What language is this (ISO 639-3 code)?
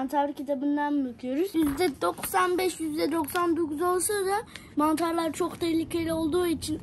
tur